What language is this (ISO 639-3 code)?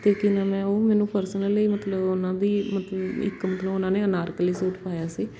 pan